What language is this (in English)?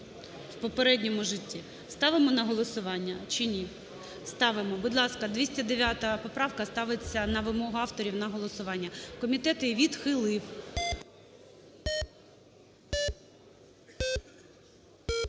Ukrainian